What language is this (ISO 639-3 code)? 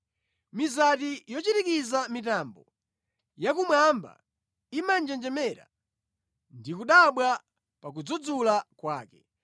nya